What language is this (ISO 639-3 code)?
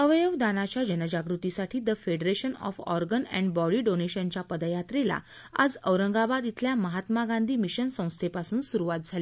mar